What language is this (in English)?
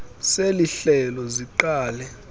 Xhosa